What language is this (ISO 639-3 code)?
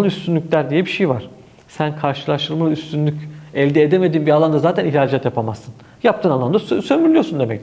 tur